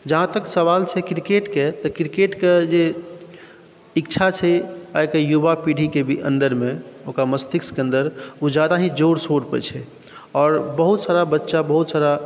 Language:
Maithili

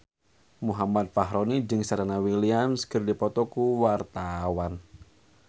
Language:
Sundanese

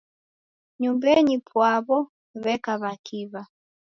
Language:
Taita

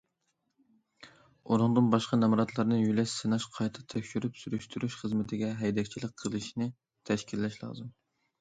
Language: Uyghur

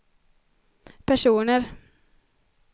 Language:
Swedish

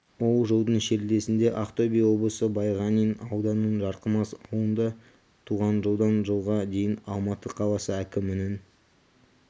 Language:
Kazakh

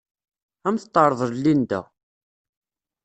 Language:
Kabyle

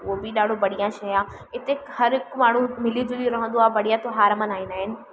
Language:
Sindhi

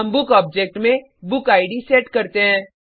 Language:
Hindi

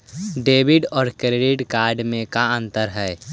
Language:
Magahi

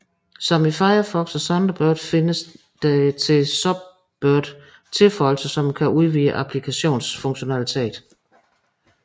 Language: Danish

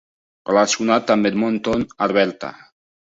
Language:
Catalan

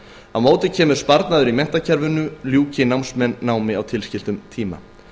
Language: Icelandic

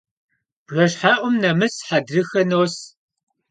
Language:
Kabardian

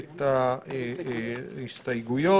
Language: Hebrew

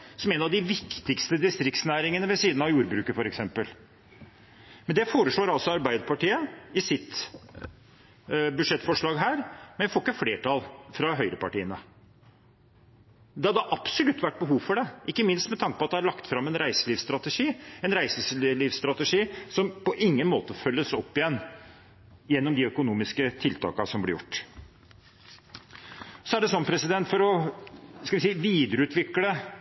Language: Norwegian Bokmål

